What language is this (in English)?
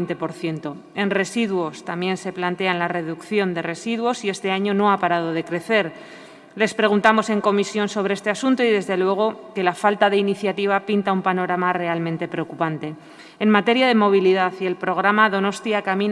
Spanish